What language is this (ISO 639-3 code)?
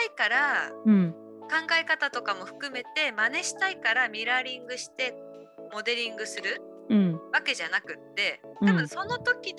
jpn